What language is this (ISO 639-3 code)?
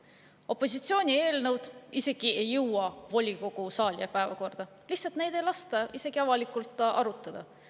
est